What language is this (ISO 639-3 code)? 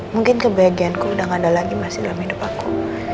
ind